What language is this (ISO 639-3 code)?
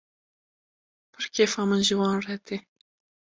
kur